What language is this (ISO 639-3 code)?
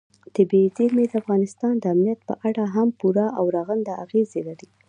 pus